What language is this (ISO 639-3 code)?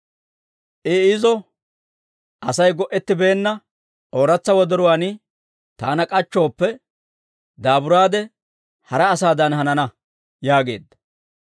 dwr